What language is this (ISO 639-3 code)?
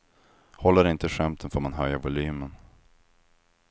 swe